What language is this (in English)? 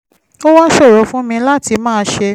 Yoruba